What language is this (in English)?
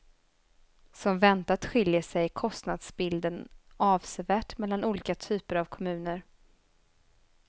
Swedish